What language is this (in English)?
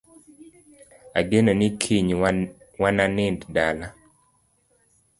Luo (Kenya and Tanzania)